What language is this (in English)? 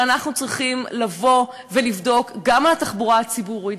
Hebrew